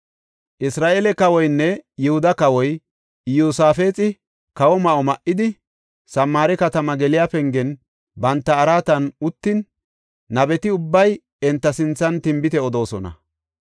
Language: Gofa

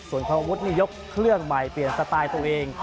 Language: Thai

